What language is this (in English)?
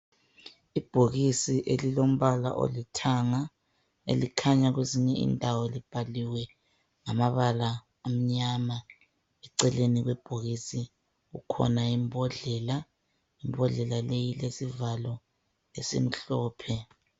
North Ndebele